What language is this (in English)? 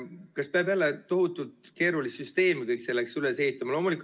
Estonian